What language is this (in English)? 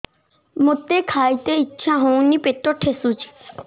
Odia